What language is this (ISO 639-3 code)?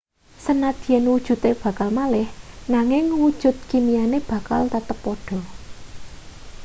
jav